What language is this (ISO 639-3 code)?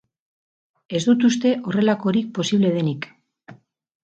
eus